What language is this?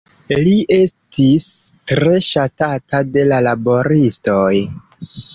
Esperanto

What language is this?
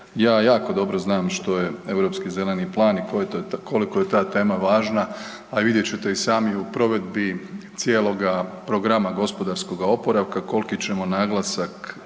Croatian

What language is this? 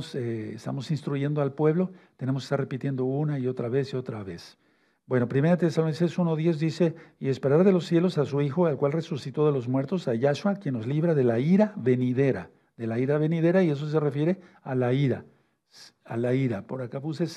Spanish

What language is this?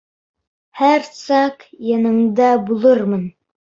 Bashkir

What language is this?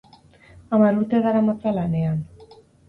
Basque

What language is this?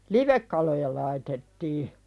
Finnish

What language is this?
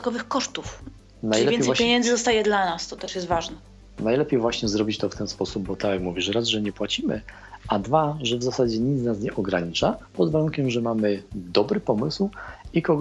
Polish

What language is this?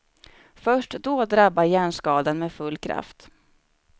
Swedish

